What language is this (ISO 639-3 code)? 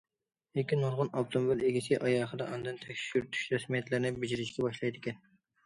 uig